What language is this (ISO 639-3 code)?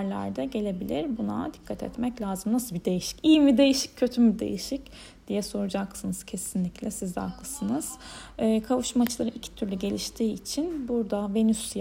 tur